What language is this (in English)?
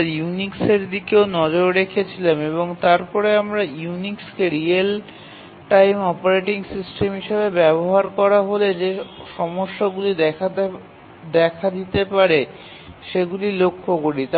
Bangla